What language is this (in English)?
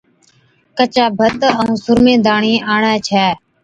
Od